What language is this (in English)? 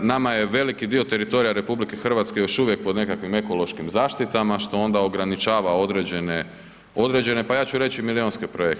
Croatian